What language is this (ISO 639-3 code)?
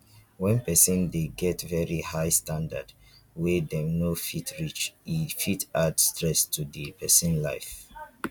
pcm